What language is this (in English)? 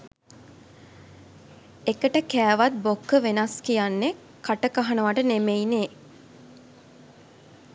Sinhala